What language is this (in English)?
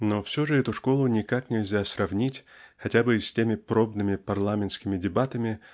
Russian